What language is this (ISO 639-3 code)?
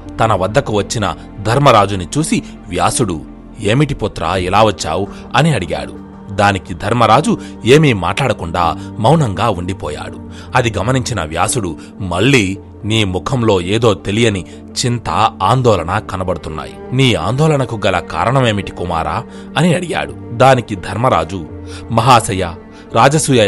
tel